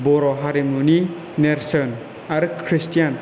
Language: Bodo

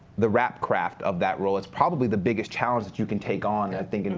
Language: English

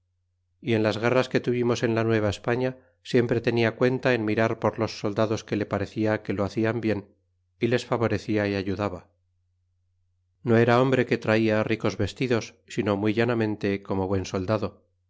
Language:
Spanish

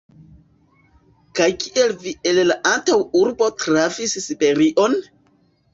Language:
Esperanto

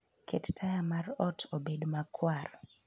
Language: Luo (Kenya and Tanzania)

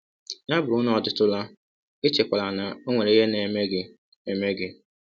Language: Igbo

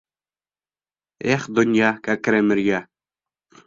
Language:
Bashkir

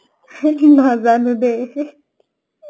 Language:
Assamese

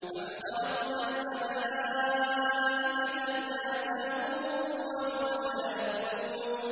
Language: Arabic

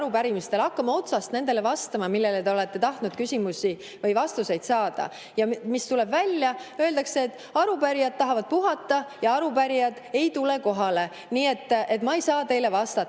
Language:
Estonian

